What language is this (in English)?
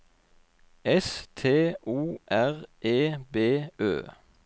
Norwegian